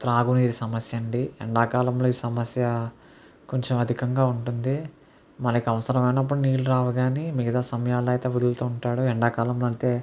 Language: Telugu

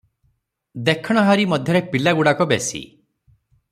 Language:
Odia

